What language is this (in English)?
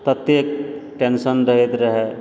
Maithili